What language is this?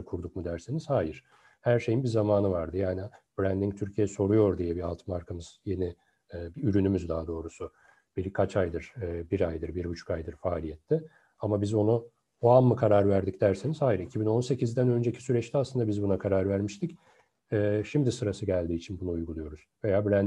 Turkish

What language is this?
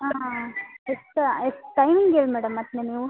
Kannada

